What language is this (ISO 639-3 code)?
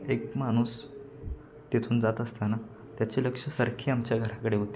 mar